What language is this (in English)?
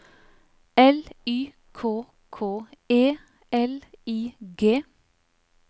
Norwegian